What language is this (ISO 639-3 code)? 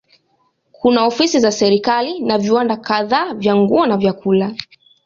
swa